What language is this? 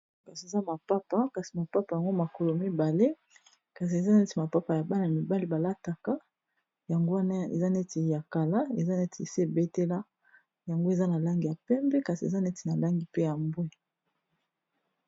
Lingala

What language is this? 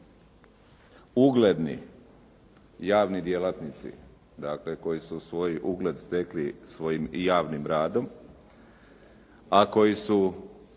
Croatian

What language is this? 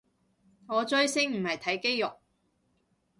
Cantonese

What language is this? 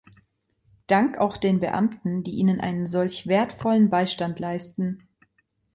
German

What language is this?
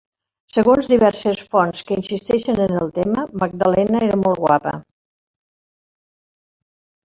Catalan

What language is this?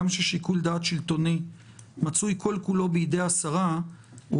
Hebrew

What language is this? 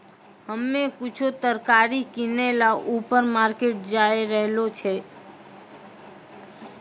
Maithili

